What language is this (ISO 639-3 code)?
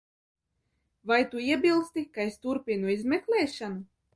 lav